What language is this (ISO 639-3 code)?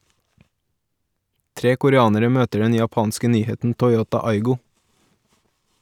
nor